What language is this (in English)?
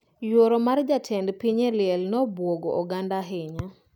Luo (Kenya and Tanzania)